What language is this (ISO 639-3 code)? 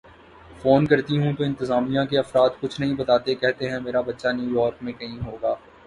urd